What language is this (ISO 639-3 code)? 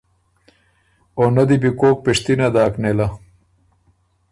oru